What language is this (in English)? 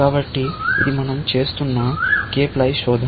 Telugu